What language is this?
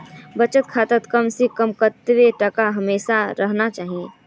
Magahi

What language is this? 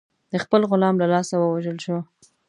Pashto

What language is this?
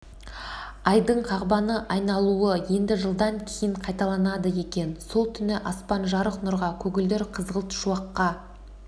Kazakh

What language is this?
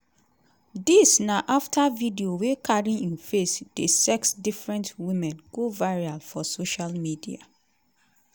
Nigerian Pidgin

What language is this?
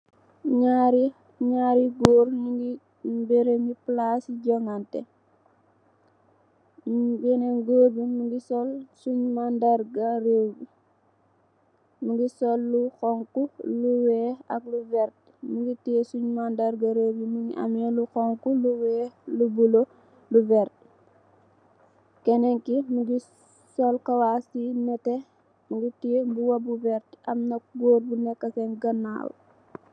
Wolof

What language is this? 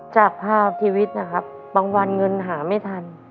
Thai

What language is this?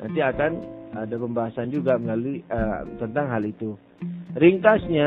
Indonesian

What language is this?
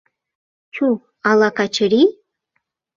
Mari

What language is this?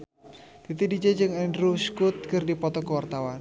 Sundanese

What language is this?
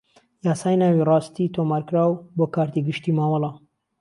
Central Kurdish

